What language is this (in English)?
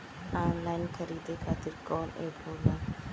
Bhojpuri